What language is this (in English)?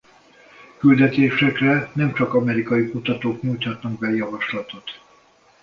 Hungarian